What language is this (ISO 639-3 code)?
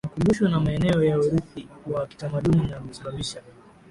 swa